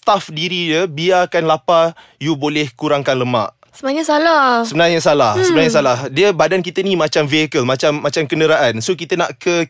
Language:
Malay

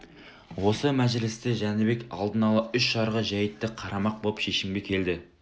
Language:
Kazakh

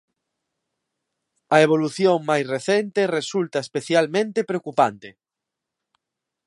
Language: Galician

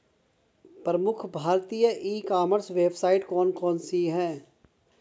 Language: Hindi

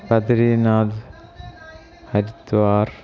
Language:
Sanskrit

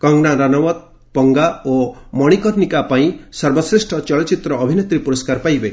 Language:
Odia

